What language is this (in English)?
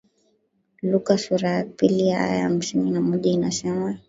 Swahili